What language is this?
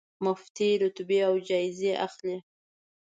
Pashto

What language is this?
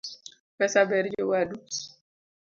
Luo (Kenya and Tanzania)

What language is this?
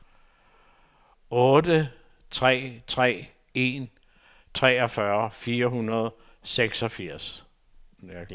Danish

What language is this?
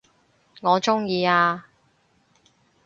Cantonese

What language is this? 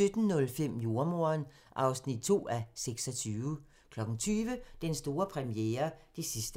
Danish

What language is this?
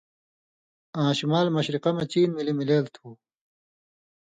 Indus Kohistani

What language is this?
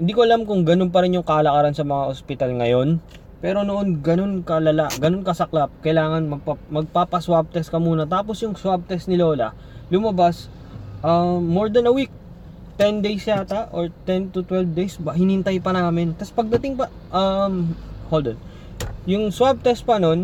Filipino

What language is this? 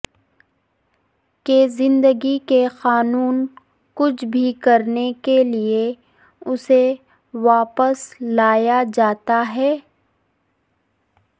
Urdu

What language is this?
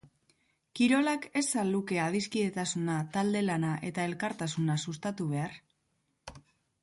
Basque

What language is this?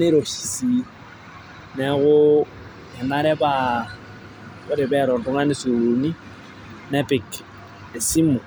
Masai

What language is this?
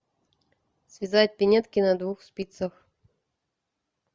Russian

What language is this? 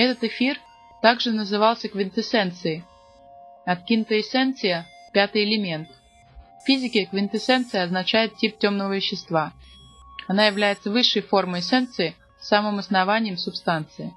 Russian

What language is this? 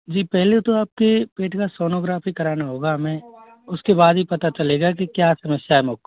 Hindi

